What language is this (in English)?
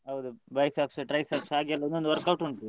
Kannada